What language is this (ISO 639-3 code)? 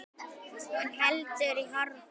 isl